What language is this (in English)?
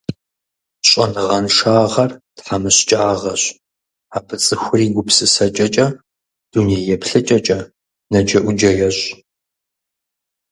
Kabardian